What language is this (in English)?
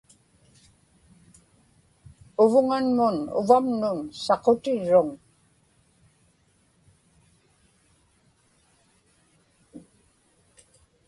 Inupiaq